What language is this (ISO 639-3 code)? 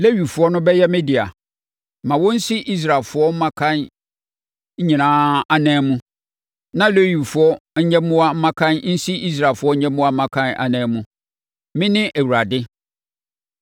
aka